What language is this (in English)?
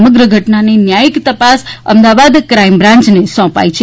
Gujarati